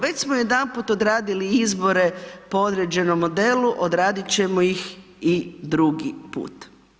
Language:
Croatian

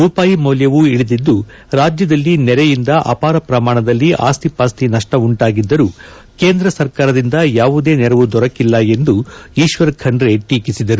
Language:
Kannada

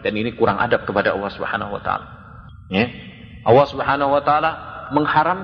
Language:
Indonesian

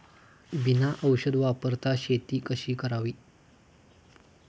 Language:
Marathi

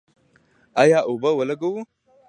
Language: Pashto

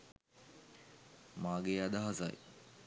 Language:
Sinhala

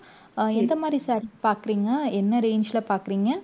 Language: Tamil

